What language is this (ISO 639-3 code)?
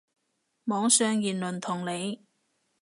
yue